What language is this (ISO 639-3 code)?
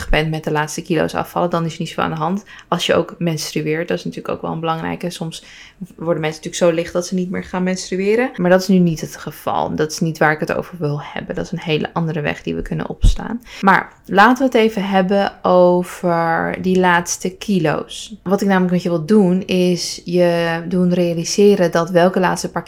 nld